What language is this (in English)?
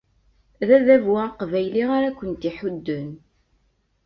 Kabyle